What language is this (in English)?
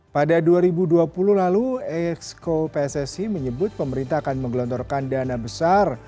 Indonesian